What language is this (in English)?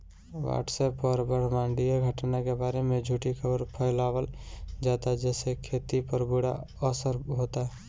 Bhojpuri